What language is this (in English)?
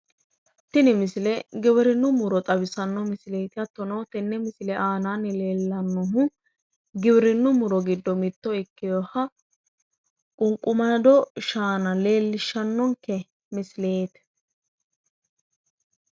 Sidamo